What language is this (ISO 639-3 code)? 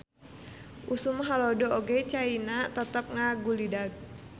sun